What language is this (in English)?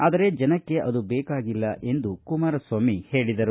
Kannada